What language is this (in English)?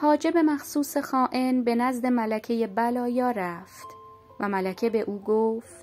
Persian